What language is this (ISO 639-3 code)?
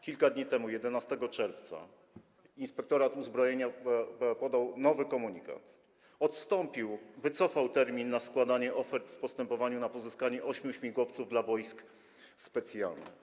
pol